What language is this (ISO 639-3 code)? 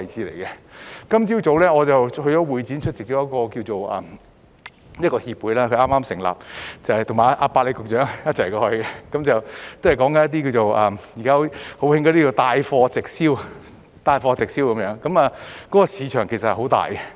yue